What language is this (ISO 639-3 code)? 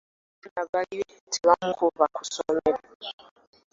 lug